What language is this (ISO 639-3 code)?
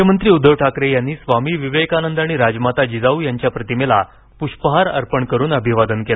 mar